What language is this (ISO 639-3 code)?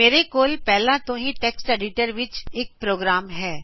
pan